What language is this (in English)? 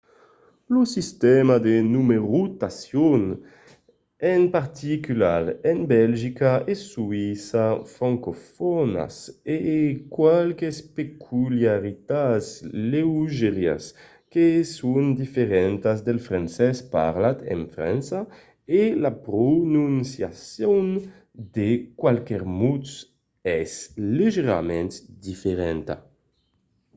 Occitan